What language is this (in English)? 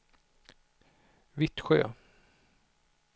Swedish